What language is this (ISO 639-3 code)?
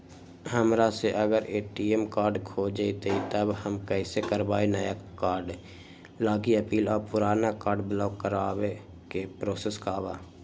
mag